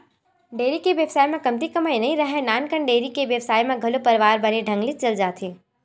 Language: Chhattisgarhi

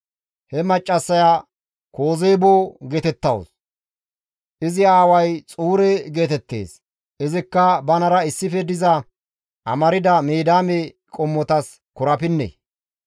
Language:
Gamo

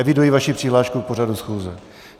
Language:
Czech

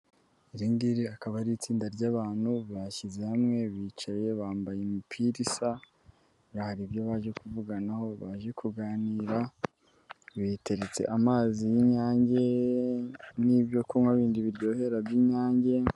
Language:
Kinyarwanda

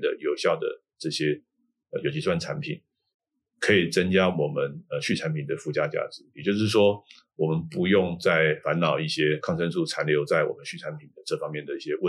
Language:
Chinese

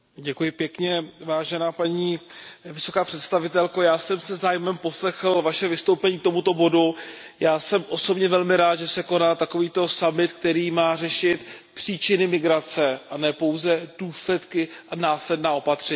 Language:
Czech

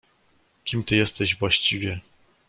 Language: Polish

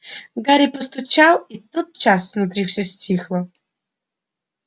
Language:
Russian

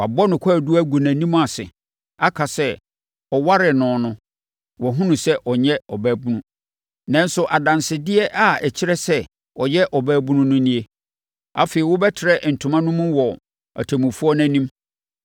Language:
Akan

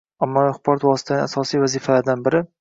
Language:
Uzbek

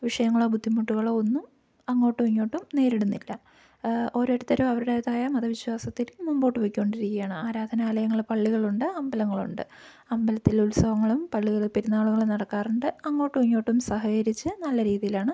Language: Malayalam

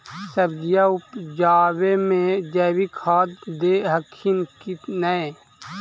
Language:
Magahi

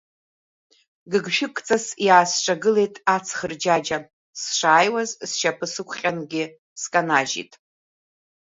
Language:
Abkhazian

